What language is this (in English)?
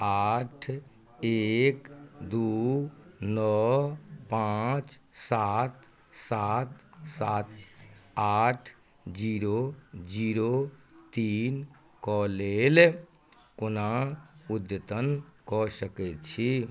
Maithili